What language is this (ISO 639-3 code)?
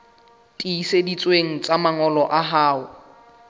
sot